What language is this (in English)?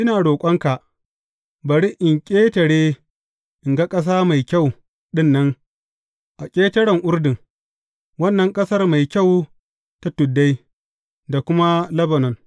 Hausa